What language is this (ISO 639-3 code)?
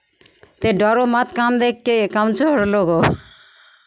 mai